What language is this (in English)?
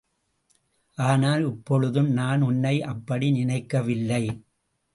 Tamil